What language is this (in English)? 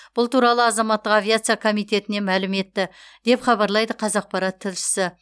Kazakh